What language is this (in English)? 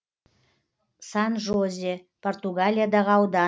Kazakh